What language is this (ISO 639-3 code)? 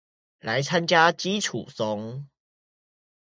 zho